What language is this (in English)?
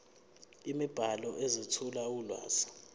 Zulu